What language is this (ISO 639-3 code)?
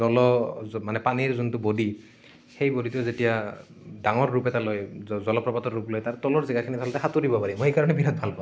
asm